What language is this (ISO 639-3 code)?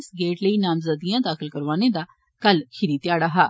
doi